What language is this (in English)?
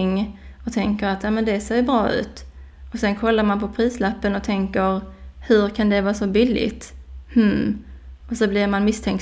Swedish